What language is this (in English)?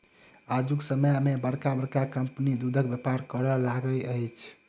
Maithili